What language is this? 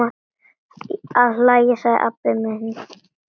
Icelandic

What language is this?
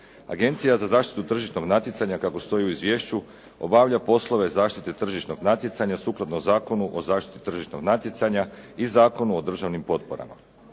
Croatian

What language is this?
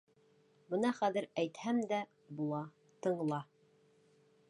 Bashkir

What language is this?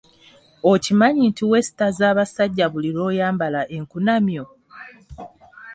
Ganda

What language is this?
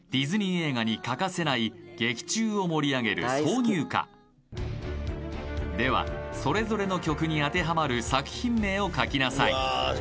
Japanese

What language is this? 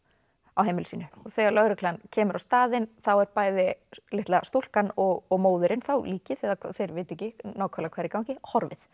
Icelandic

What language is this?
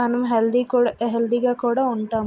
Telugu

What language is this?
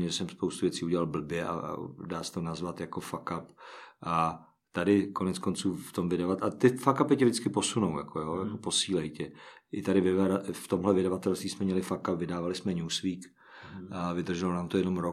Czech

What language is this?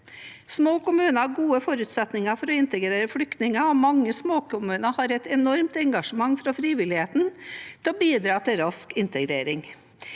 Norwegian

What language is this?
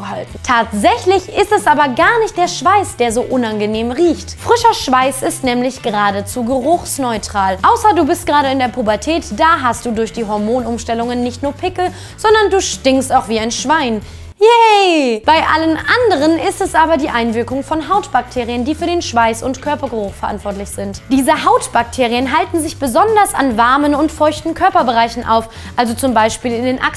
German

